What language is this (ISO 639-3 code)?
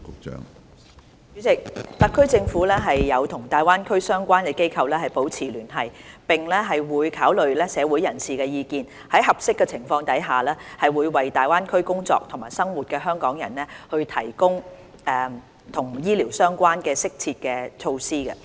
yue